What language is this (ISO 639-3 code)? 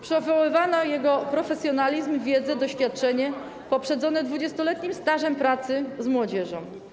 pol